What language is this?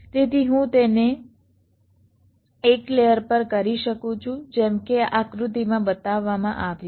Gujarati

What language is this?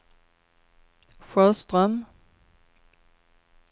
Swedish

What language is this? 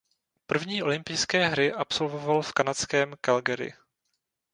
Czech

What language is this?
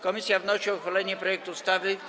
Polish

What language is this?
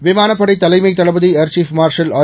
Tamil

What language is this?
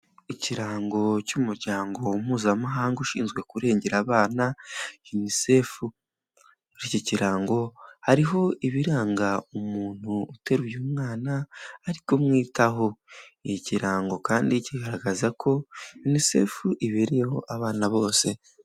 Kinyarwanda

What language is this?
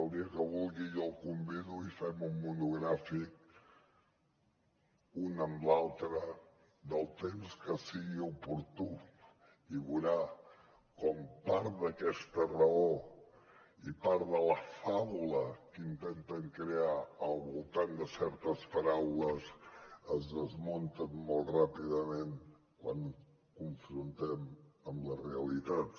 Catalan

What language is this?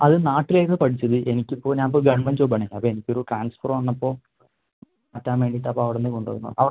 Malayalam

